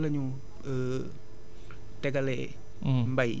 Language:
Wolof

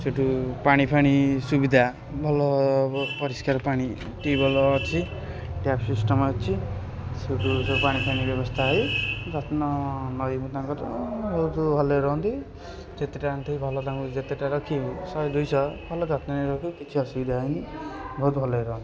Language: Odia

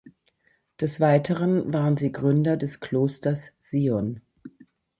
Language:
German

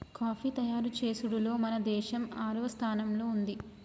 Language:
Telugu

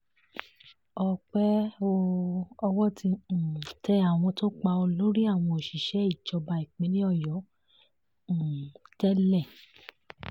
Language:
Yoruba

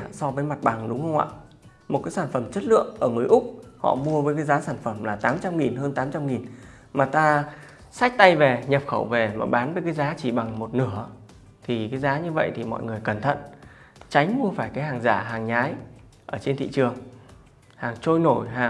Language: Vietnamese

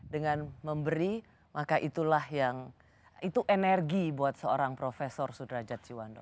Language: Indonesian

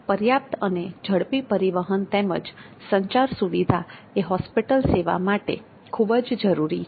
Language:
Gujarati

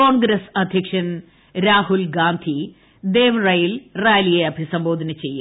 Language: Malayalam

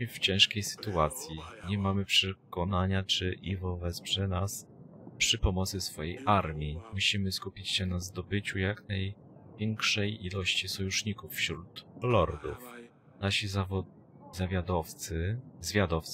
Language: Polish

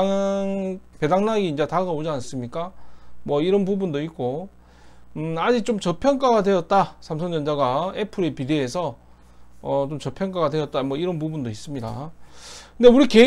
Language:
Korean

